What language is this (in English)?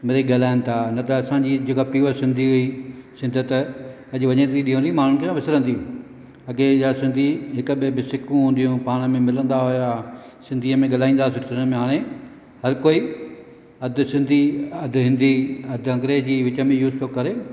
Sindhi